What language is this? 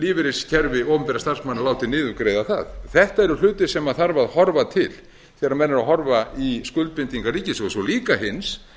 Icelandic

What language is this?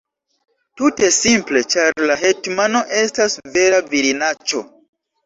Esperanto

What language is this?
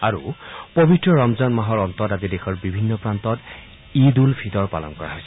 Assamese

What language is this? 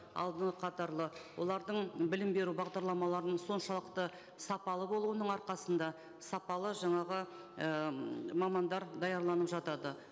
Kazakh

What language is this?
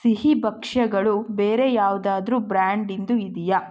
Kannada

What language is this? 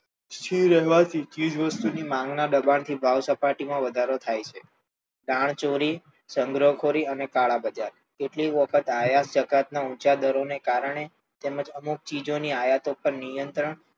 Gujarati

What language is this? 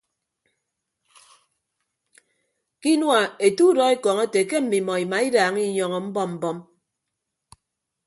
Ibibio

